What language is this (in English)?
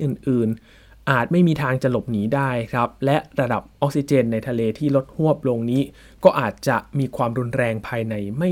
Thai